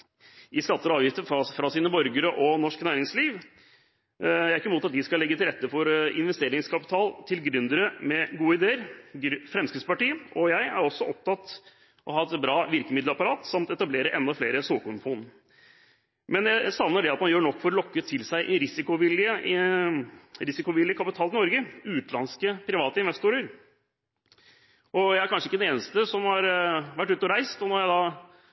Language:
Norwegian Bokmål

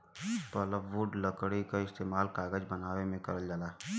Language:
Bhojpuri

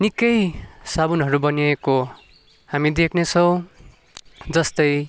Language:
Nepali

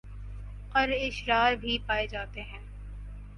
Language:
Urdu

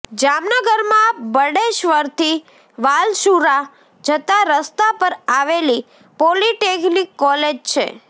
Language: Gujarati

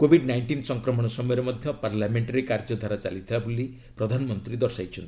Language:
Odia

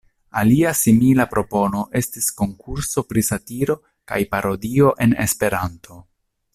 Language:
Esperanto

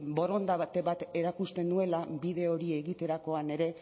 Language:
Basque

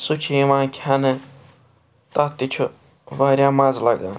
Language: Kashmiri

